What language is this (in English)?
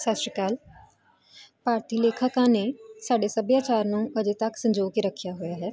Punjabi